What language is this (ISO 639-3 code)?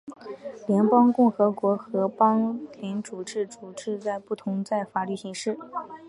zho